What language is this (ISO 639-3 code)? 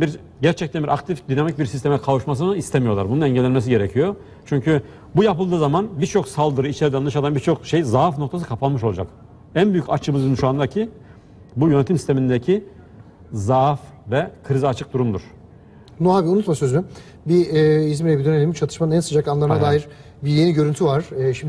tur